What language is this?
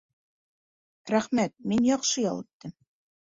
Bashkir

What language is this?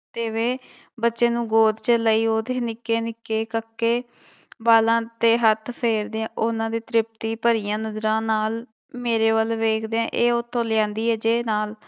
Punjabi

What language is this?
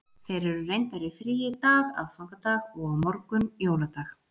Icelandic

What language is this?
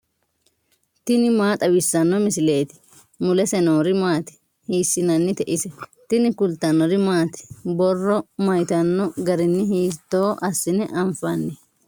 Sidamo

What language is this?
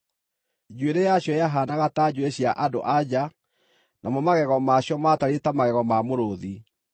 Kikuyu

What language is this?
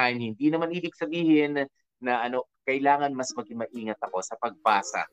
Filipino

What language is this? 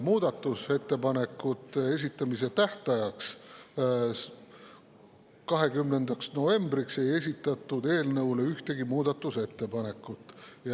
Estonian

